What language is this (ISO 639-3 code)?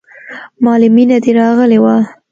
pus